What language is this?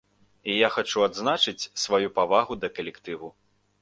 Belarusian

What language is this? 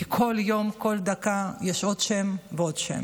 Hebrew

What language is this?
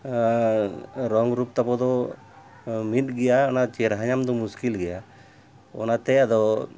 Santali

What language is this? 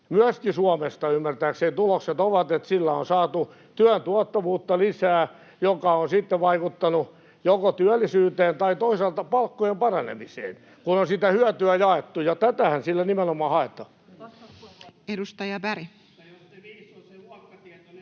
Finnish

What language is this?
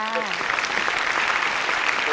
Thai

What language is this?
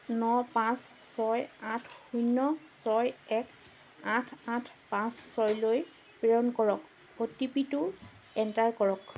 Assamese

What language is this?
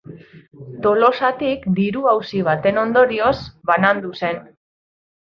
Basque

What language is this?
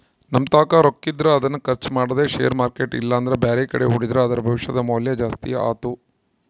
Kannada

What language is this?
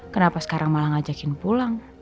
Indonesian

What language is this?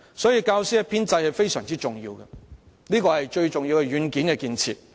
Cantonese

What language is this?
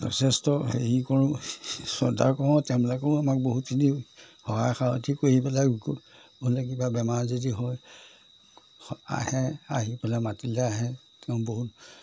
Assamese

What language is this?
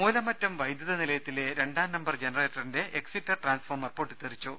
Malayalam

